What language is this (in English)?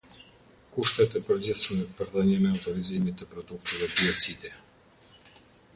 Albanian